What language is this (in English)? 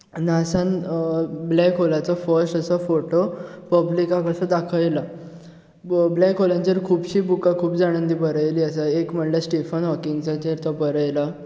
Konkani